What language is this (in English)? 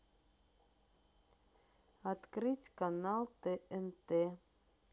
Russian